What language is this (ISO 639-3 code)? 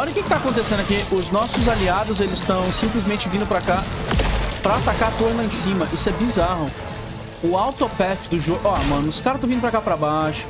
por